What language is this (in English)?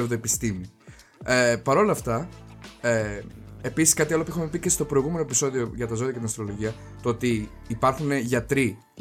Greek